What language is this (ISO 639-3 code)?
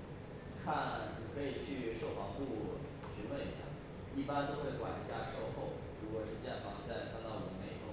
zho